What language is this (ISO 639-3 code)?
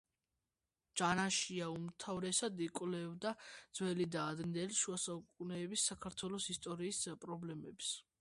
kat